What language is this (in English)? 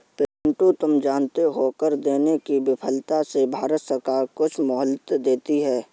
Hindi